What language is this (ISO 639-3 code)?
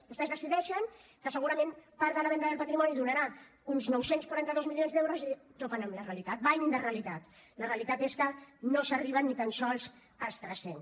cat